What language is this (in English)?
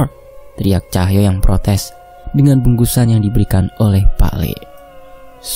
Indonesian